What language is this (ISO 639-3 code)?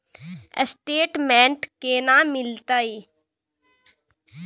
mai